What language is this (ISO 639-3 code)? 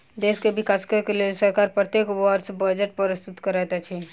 mai